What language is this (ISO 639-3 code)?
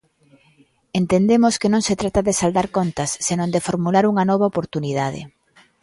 glg